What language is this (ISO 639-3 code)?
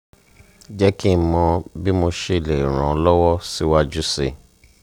yor